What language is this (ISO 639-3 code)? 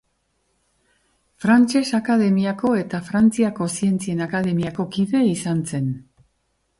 eus